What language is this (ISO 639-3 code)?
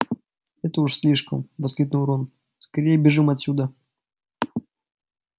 rus